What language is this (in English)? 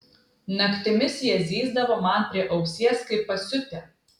Lithuanian